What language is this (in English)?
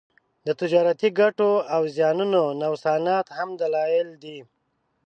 Pashto